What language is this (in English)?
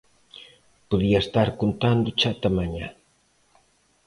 Galician